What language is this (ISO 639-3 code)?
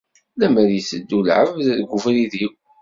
kab